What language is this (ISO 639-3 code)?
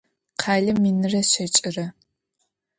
ady